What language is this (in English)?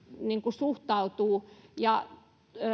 Finnish